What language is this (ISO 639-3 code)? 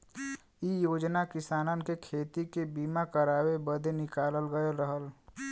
bho